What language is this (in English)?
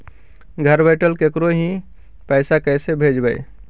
Magahi